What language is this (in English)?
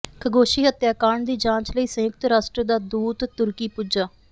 Punjabi